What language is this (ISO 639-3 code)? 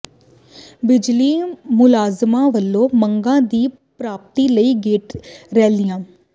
pan